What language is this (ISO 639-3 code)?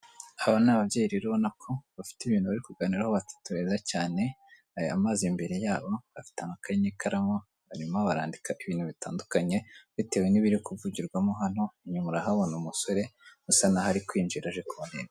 kin